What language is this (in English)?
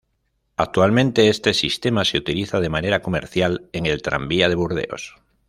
Spanish